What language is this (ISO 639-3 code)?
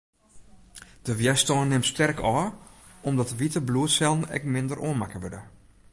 fry